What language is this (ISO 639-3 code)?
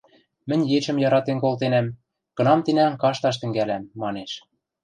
mrj